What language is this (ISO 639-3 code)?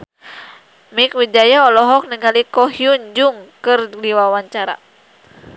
sun